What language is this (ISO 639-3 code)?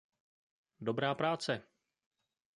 ces